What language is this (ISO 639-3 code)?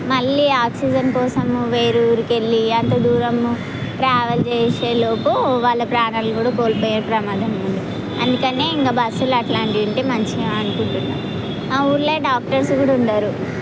tel